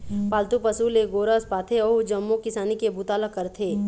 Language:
Chhattisgarhi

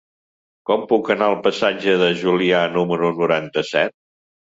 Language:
Catalan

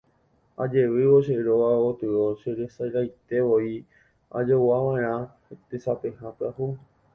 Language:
Guarani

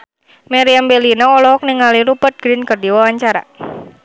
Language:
Sundanese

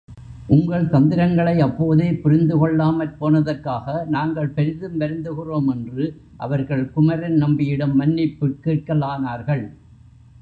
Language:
Tamil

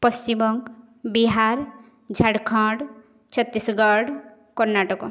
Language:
Odia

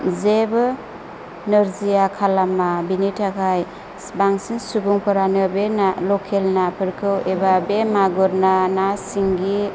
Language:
Bodo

